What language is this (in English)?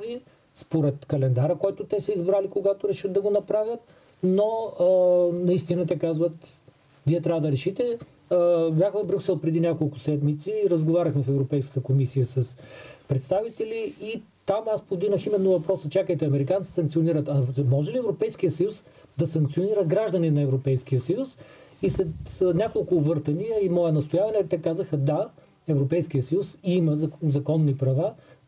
Bulgarian